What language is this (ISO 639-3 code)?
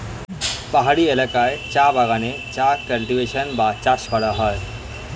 ben